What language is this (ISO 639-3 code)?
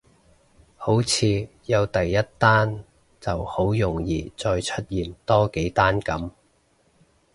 yue